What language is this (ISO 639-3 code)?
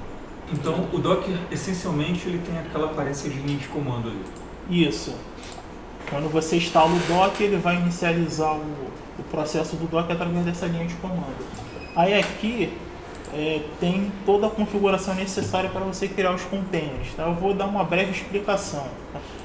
por